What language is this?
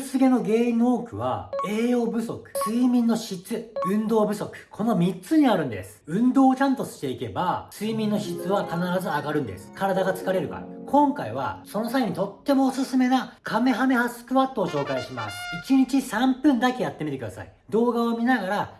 Japanese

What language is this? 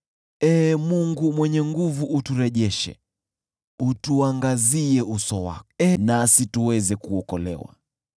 Swahili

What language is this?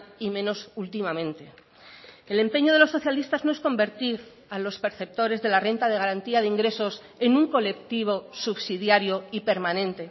Spanish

